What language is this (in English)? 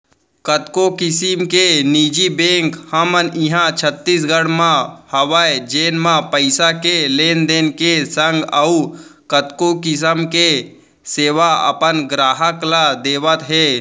Chhattisgarhi